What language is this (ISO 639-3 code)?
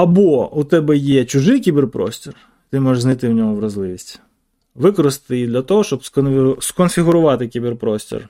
ukr